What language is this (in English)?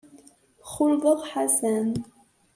Kabyle